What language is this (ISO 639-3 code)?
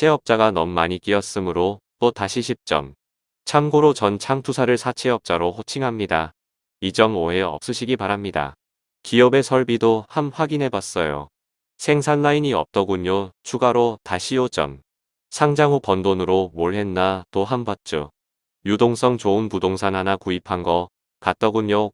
kor